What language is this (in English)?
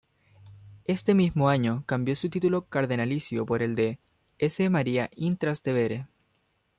Spanish